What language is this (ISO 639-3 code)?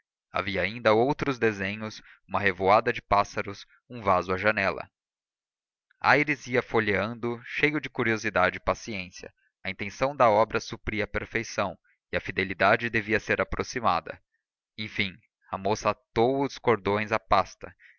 por